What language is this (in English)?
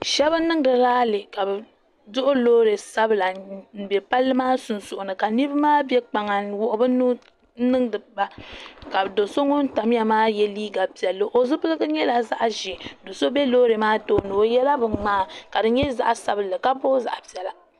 Dagbani